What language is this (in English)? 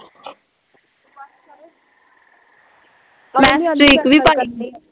Punjabi